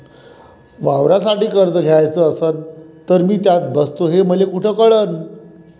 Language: Marathi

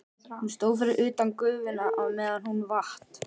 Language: Icelandic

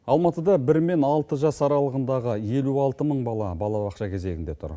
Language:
Kazakh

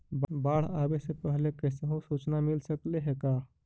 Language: Magahi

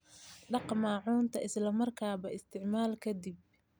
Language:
Somali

